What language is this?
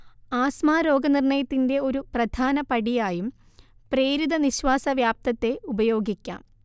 Malayalam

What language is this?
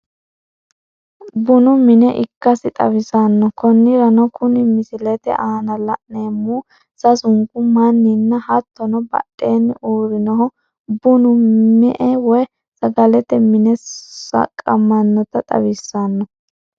Sidamo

